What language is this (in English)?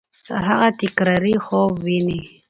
Pashto